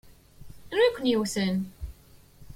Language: Kabyle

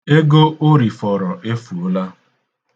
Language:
Igbo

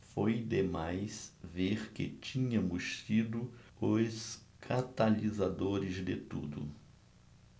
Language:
Portuguese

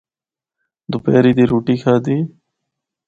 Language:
Northern Hindko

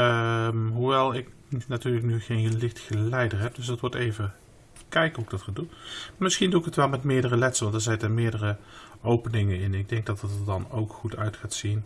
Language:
Dutch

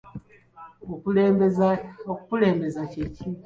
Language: Ganda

